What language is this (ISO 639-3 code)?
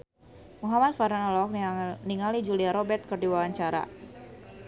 sun